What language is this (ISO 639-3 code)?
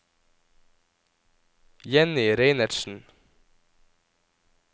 nor